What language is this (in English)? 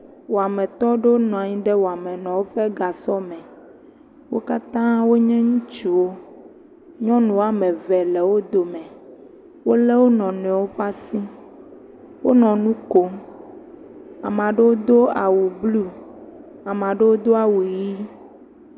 Ewe